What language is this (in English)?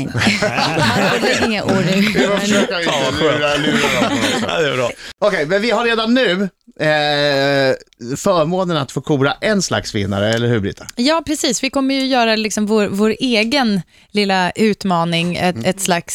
Swedish